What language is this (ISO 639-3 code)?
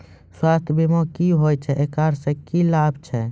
mai